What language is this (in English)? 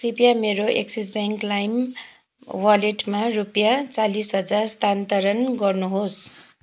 Nepali